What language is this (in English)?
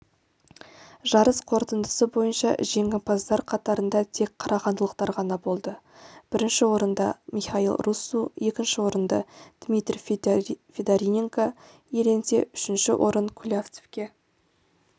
Kazakh